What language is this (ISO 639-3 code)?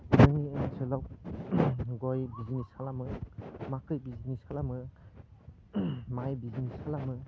brx